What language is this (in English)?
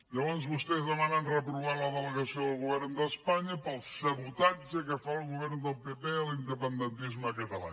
Catalan